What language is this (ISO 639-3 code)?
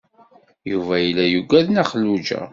kab